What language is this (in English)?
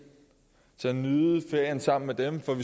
Danish